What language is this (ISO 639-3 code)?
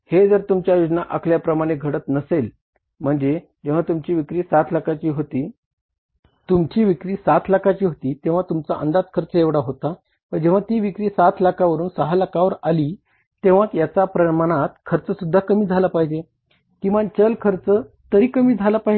mar